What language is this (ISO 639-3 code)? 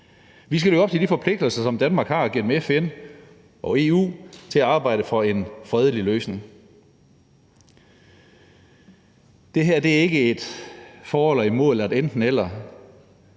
dan